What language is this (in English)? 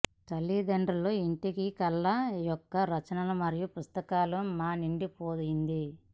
Telugu